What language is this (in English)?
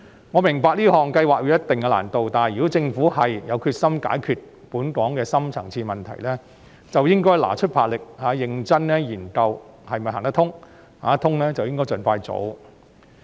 Cantonese